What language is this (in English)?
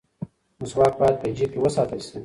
Pashto